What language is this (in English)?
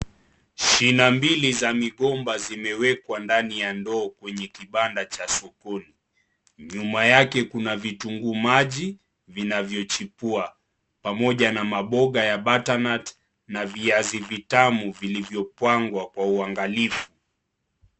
Swahili